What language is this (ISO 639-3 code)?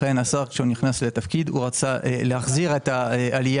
heb